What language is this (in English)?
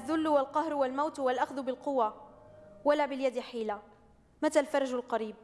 Dutch